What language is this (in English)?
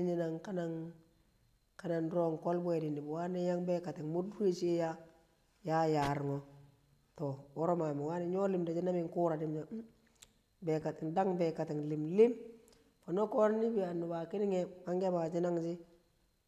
Kamo